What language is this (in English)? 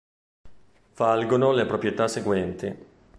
Italian